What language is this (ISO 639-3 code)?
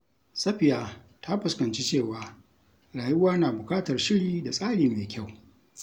hau